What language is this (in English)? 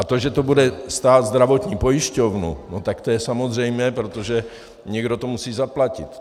Czech